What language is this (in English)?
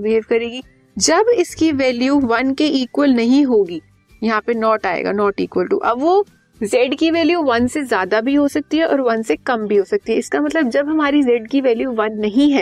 Hindi